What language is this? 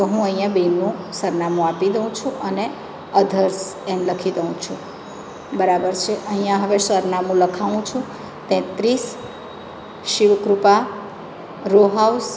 Gujarati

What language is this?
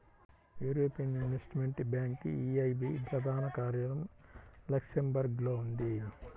Telugu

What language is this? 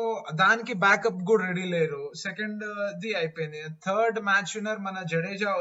Telugu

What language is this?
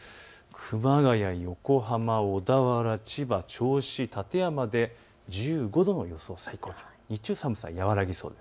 Japanese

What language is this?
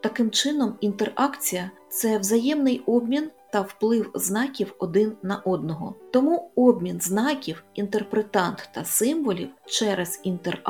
Ukrainian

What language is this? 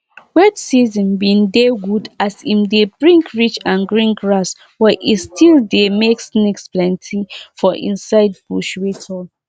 Nigerian Pidgin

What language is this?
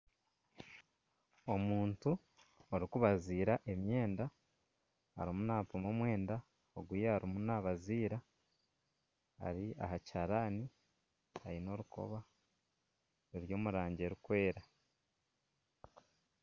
Nyankole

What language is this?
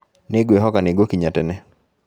Kikuyu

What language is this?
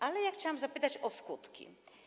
Polish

